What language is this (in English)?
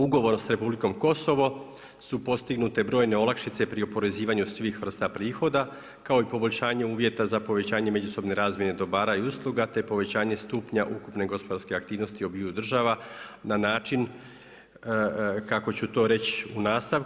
Croatian